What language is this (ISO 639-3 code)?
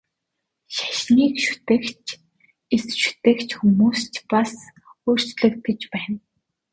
mon